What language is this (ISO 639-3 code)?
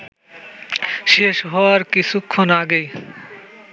ben